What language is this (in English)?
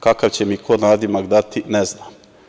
Serbian